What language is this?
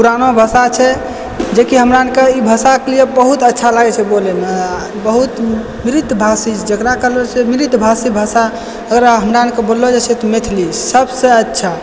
Maithili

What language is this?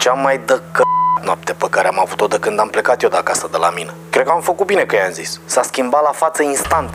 Romanian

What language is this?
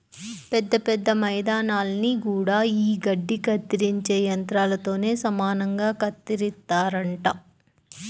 Telugu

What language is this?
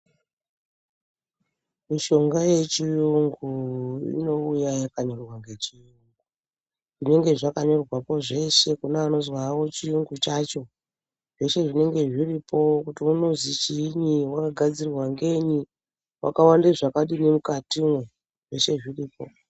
Ndau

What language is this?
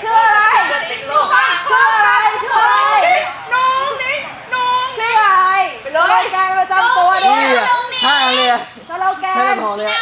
Thai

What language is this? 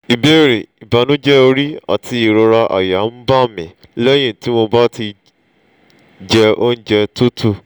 Yoruba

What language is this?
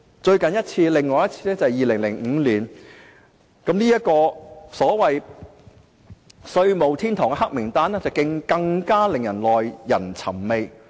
Cantonese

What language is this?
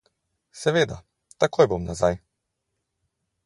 Slovenian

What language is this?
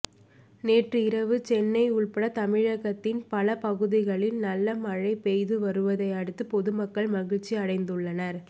Tamil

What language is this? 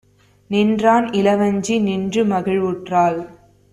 Tamil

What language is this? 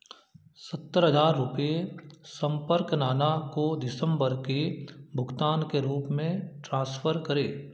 Hindi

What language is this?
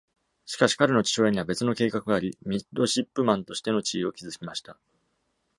Japanese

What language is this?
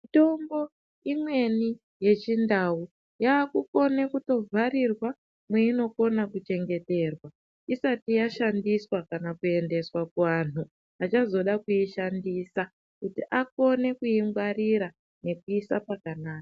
Ndau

